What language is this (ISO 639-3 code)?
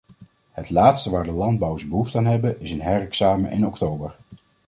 nld